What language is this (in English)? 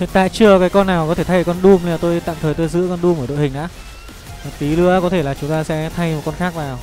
Vietnamese